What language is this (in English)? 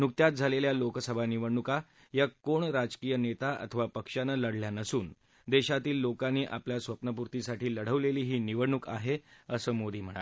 Marathi